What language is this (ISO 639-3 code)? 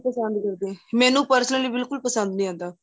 pan